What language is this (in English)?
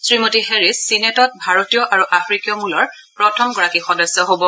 Assamese